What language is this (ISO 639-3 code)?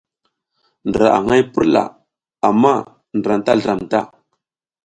giz